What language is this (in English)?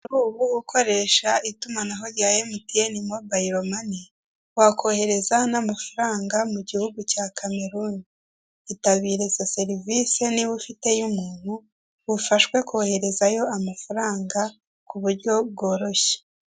Kinyarwanda